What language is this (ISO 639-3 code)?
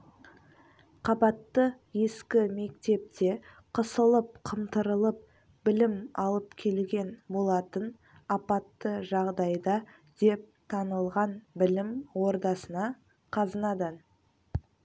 kaz